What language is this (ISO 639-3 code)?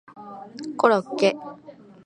jpn